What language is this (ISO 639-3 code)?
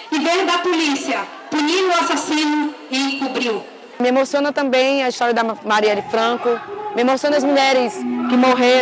por